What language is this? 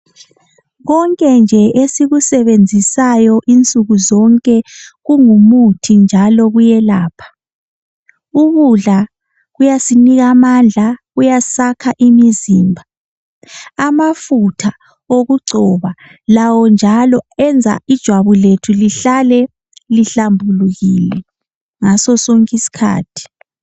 North Ndebele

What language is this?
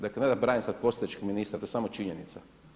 Croatian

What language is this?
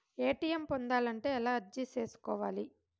Telugu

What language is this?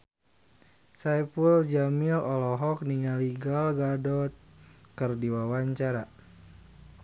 Sundanese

